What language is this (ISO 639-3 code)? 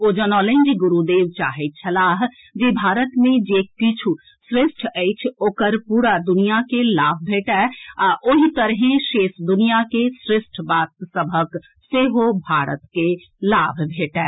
mai